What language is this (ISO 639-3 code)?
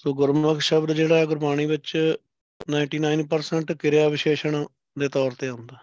pan